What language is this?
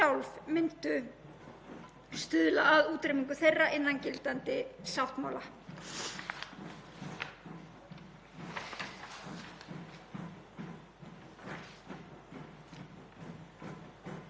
Icelandic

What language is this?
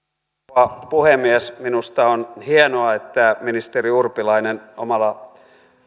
Finnish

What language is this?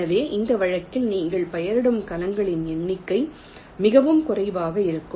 Tamil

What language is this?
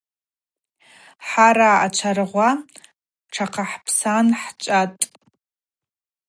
Abaza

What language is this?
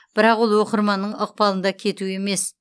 Kazakh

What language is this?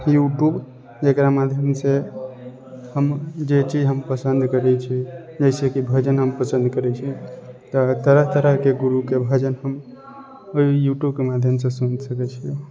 Maithili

